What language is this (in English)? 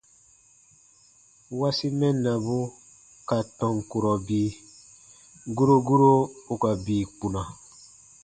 Baatonum